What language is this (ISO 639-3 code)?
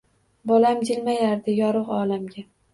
uzb